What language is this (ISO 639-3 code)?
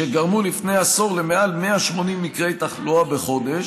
heb